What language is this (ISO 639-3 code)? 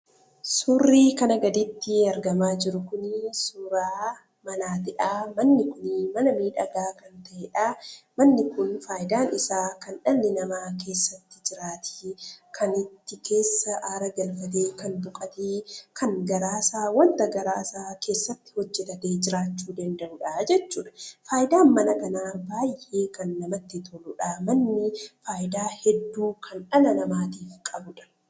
orm